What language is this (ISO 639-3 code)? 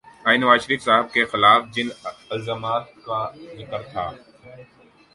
urd